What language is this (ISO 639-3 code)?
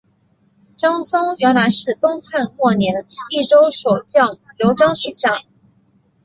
zho